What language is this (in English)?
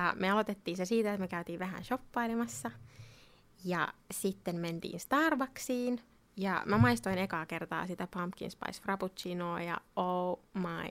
Finnish